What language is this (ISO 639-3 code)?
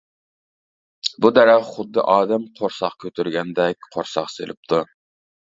uig